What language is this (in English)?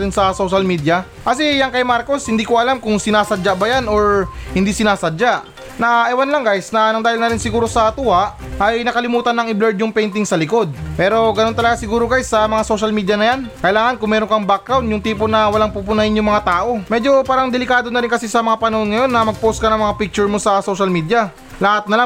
Filipino